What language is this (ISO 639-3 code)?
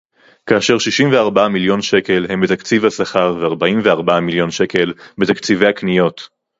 heb